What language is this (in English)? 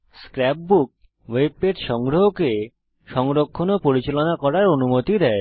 Bangla